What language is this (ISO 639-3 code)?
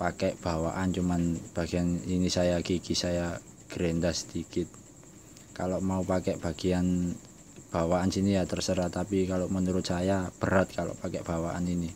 ind